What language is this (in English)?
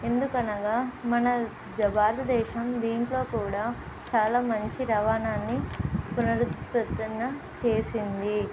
Telugu